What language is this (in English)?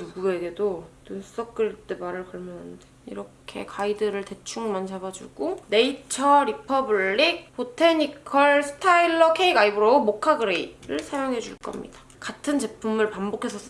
Korean